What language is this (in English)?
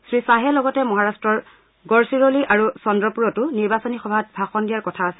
Assamese